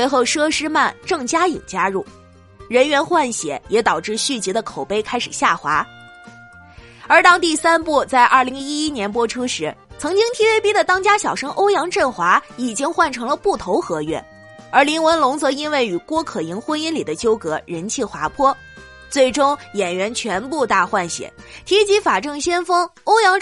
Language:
Chinese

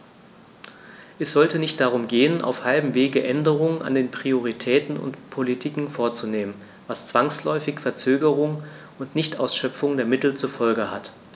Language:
German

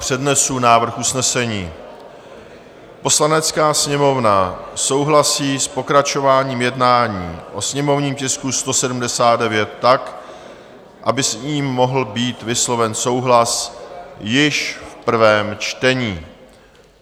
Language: Czech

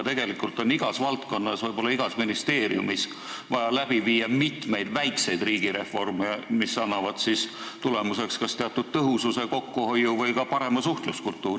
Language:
Estonian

